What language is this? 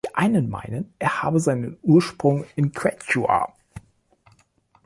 German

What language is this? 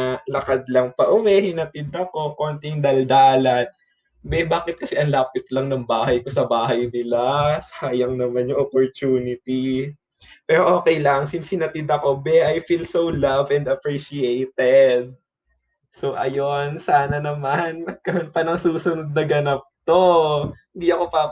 Filipino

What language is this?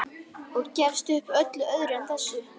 Icelandic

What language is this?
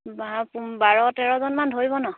Assamese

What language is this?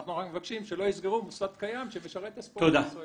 Hebrew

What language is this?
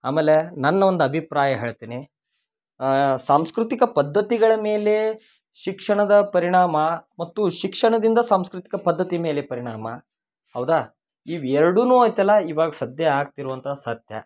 Kannada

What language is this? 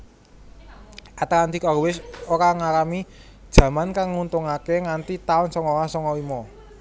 Javanese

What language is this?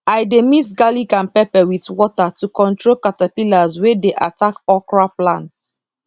Nigerian Pidgin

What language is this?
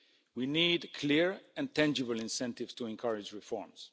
English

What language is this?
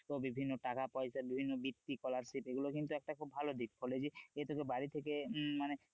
Bangla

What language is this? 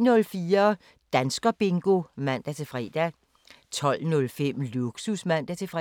Danish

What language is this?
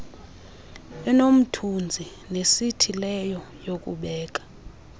Xhosa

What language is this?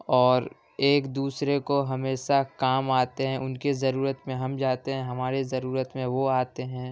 Urdu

